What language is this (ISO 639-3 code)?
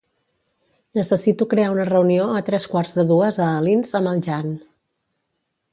cat